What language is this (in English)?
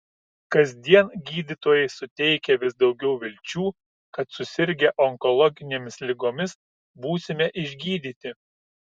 Lithuanian